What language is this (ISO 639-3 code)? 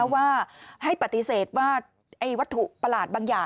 tha